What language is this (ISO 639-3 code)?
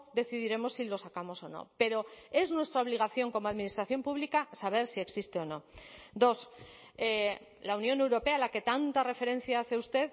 spa